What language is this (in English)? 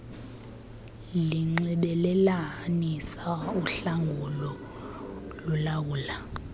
Xhosa